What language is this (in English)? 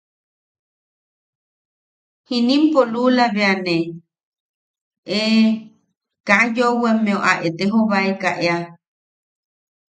Yaqui